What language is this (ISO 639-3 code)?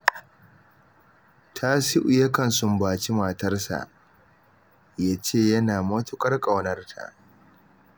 hau